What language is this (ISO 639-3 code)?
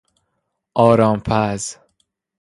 fas